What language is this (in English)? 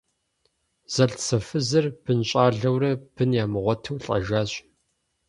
Kabardian